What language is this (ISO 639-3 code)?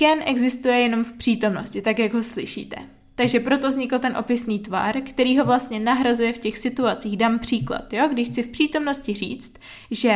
ces